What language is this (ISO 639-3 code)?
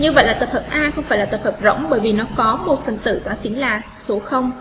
vie